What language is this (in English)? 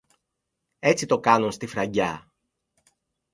Greek